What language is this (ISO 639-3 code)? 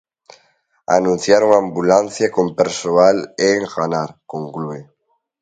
glg